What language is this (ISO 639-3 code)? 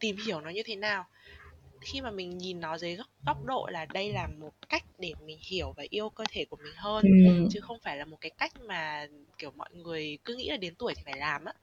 vie